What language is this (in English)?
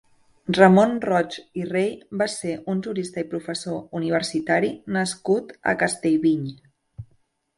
Catalan